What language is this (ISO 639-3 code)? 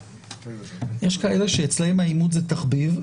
heb